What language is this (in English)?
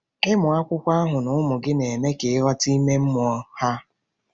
Igbo